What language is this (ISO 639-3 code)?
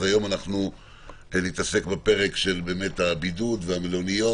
heb